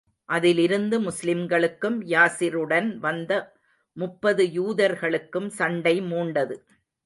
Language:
Tamil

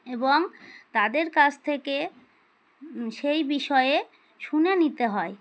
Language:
Bangla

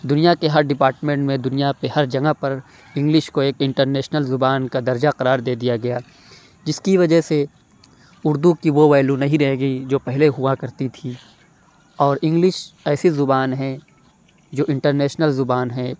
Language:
Urdu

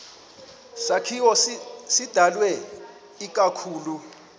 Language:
Xhosa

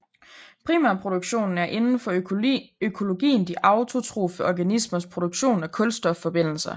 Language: Danish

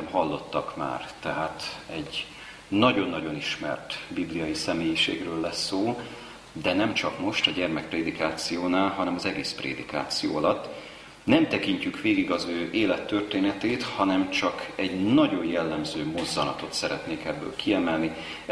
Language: Hungarian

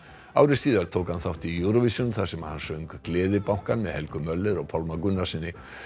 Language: Icelandic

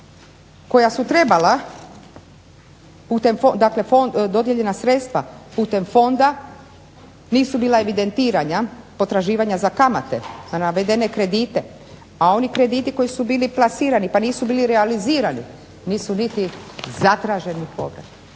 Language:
Croatian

